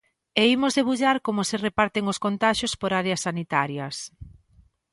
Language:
Galician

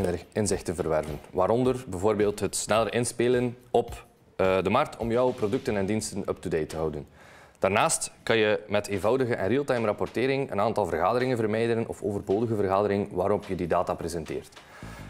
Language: Dutch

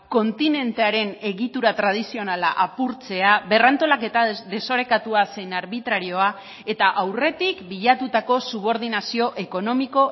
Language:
Basque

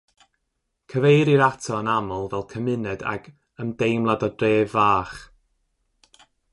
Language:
Welsh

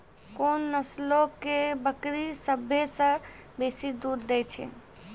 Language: Maithili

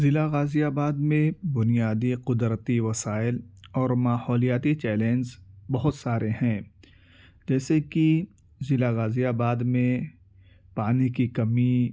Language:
Urdu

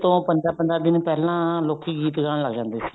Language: Punjabi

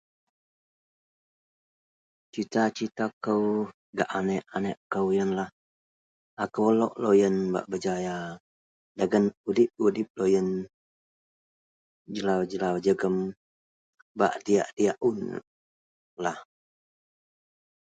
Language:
Central Melanau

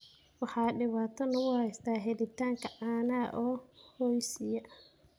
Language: Somali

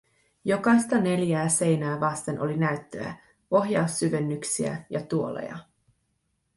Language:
Finnish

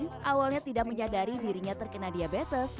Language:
Indonesian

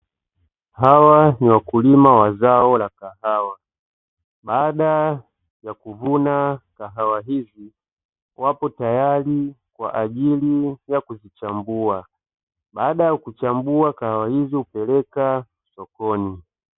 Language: Swahili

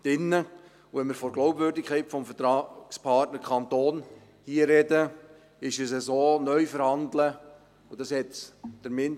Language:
Swiss German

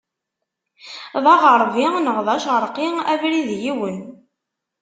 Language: Kabyle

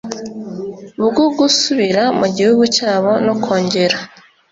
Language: Kinyarwanda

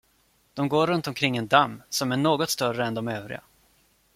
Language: Swedish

